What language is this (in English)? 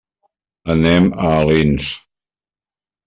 Catalan